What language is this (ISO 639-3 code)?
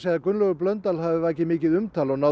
isl